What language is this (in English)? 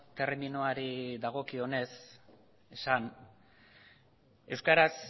Basque